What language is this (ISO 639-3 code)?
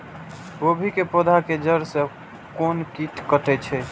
mai